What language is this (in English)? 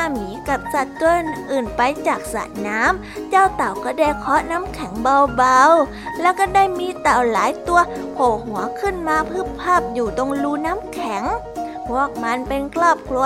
Thai